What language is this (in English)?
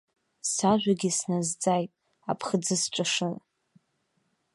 Abkhazian